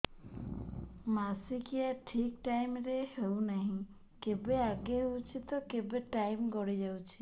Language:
Odia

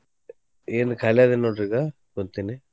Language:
Kannada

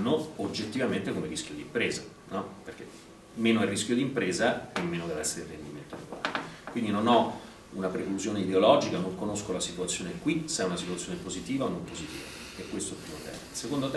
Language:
Italian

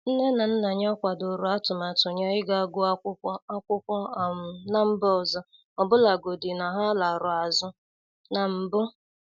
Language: Igbo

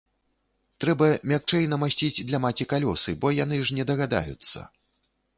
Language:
Belarusian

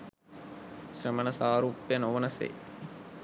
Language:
Sinhala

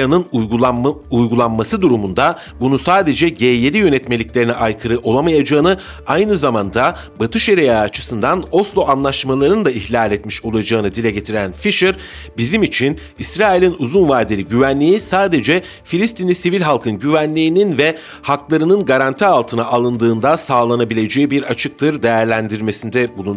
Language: Turkish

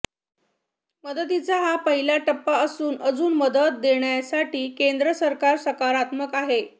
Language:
Marathi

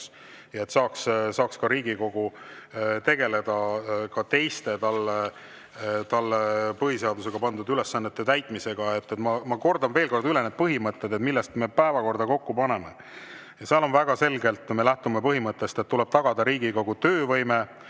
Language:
Estonian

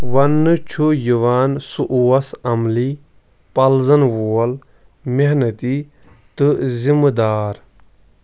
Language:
Kashmiri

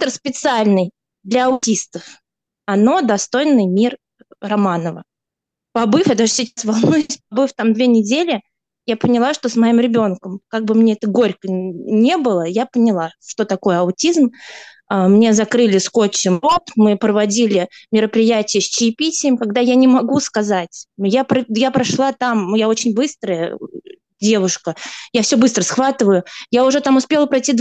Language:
Russian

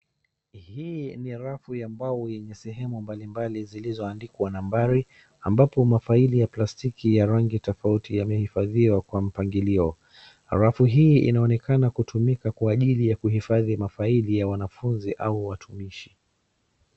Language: Swahili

